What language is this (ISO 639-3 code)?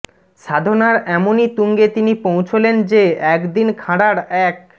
ben